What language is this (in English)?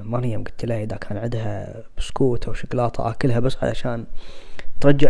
Arabic